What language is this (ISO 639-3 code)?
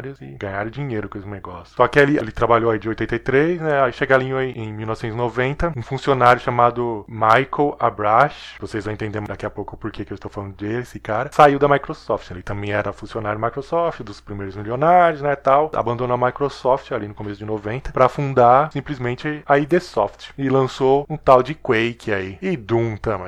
por